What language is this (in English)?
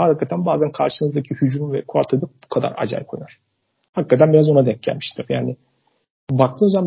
Turkish